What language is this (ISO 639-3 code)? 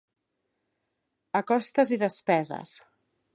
cat